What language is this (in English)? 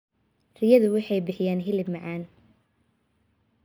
Somali